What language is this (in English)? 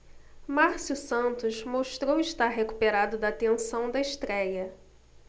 Portuguese